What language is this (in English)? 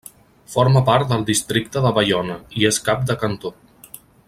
Catalan